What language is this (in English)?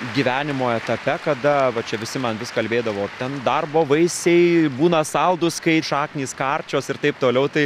Lithuanian